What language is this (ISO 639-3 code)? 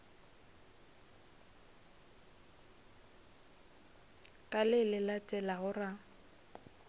nso